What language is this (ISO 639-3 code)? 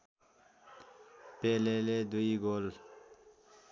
nep